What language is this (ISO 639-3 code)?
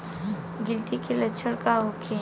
bho